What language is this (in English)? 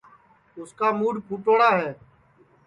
Sansi